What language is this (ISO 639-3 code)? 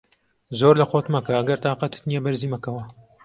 ckb